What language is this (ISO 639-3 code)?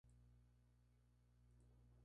spa